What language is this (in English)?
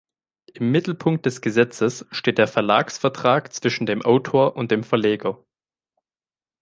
German